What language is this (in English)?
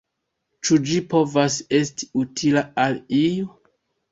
Esperanto